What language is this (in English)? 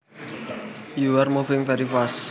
Javanese